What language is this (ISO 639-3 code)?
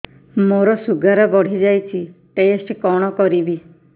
ori